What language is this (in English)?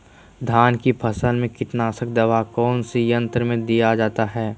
Magahi